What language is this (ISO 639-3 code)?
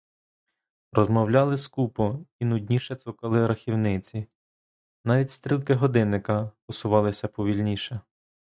ukr